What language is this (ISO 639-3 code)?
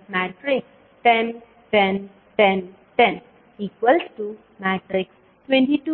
kan